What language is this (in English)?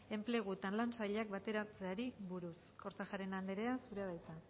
Basque